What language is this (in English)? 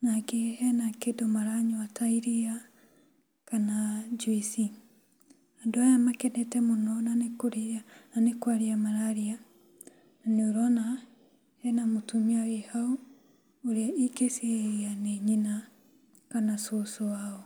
Kikuyu